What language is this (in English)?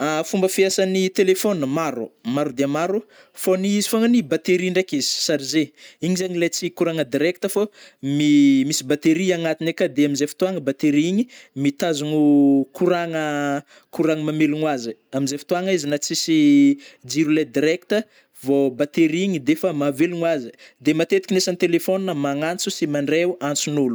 Northern Betsimisaraka Malagasy